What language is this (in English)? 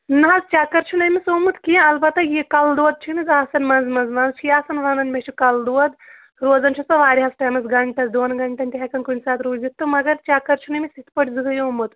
Kashmiri